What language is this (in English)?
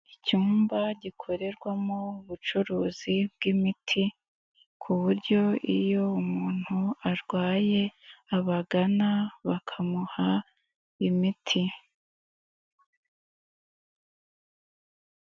Kinyarwanda